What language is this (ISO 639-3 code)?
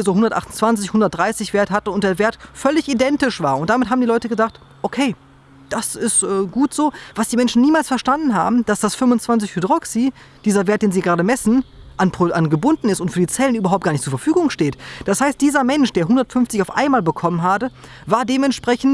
deu